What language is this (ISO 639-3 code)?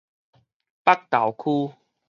nan